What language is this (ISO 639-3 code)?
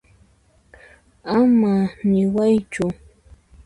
qxp